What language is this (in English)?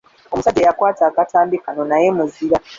Ganda